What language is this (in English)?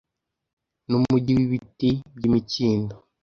Kinyarwanda